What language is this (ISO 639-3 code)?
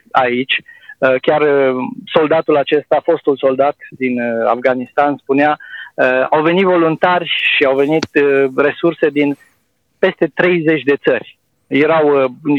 ron